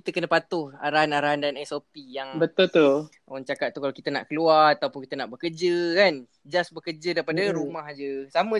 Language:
Malay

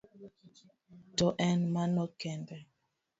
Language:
Luo (Kenya and Tanzania)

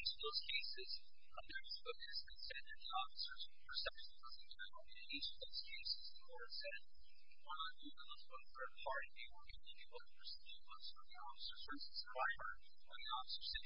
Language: English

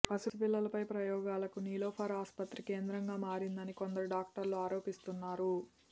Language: Telugu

